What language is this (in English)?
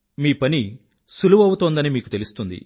Telugu